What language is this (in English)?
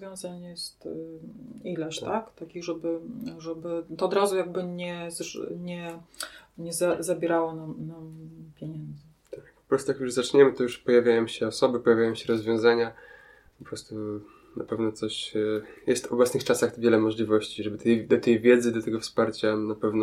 Polish